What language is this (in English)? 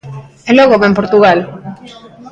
Galician